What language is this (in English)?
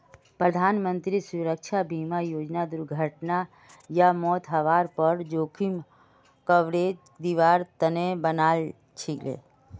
Magahi